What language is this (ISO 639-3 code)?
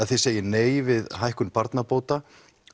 isl